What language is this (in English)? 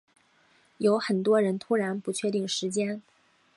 Chinese